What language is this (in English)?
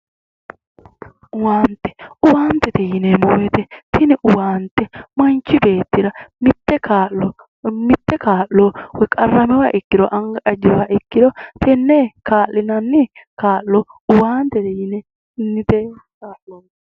Sidamo